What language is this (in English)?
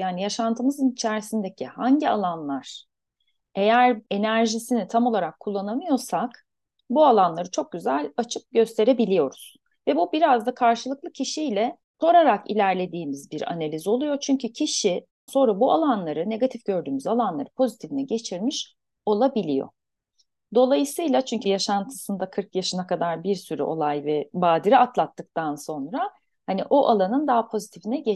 Turkish